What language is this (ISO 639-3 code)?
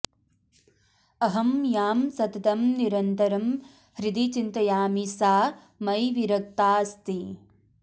san